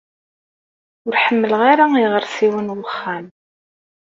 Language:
Kabyle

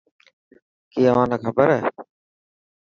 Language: Dhatki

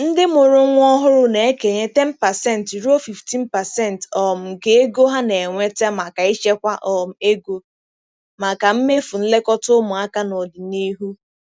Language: Igbo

